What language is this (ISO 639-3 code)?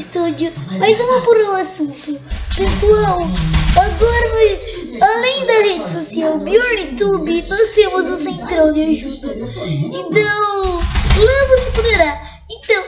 por